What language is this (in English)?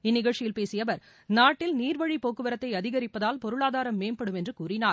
Tamil